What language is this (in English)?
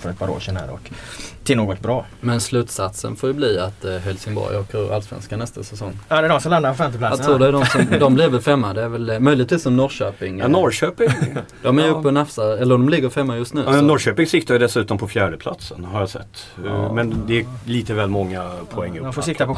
Swedish